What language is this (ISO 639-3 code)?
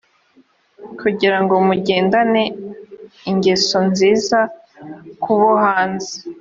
kin